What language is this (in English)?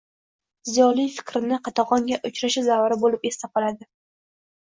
Uzbek